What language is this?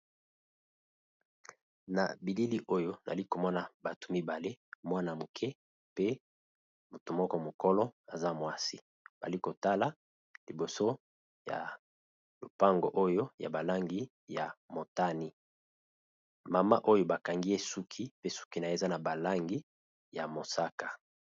Lingala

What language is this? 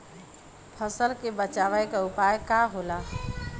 Bhojpuri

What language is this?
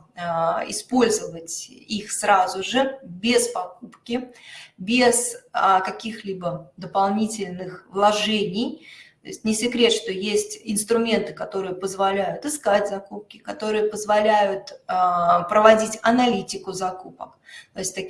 Russian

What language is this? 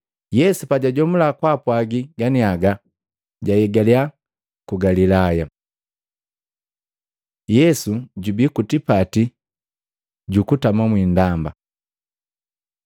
Matengo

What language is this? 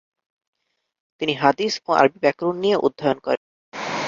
Bangla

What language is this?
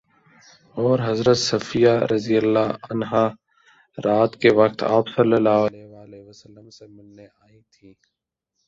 Urdu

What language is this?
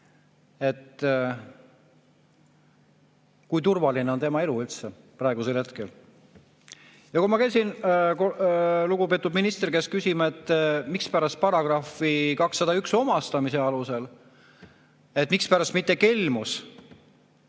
Estonian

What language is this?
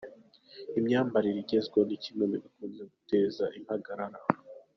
Kinyarwanda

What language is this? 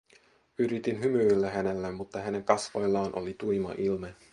Finnish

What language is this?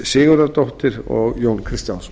Icelandic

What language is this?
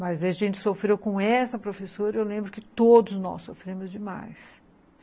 Portuguese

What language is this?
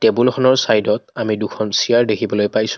Assamese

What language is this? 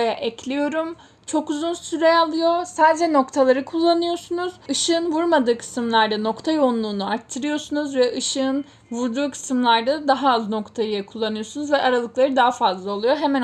Turkish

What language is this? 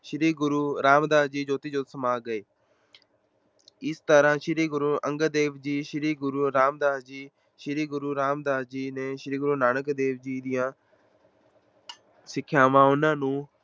Punjabi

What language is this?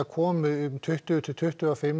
Icelandic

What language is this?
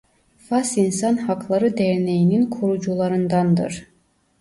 Turkish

